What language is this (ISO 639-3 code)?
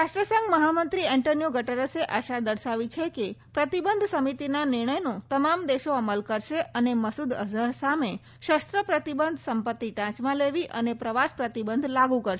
guj